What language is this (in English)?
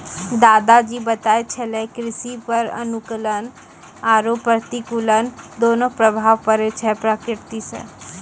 Maithili